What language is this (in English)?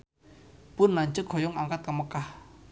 Sundanese